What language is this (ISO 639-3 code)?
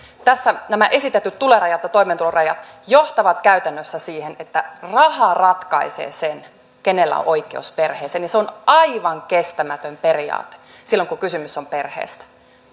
fin